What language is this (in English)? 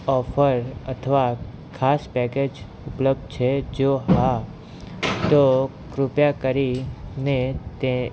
Gujarati